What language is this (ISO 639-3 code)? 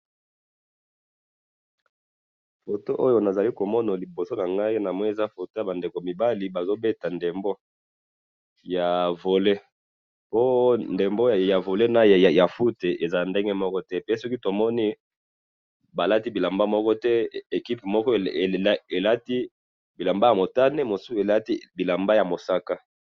lin